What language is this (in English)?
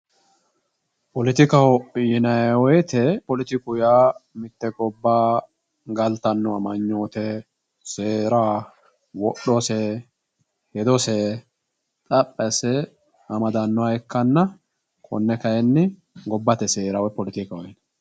Sidamo